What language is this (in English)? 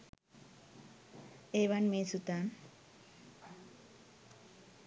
Sinhala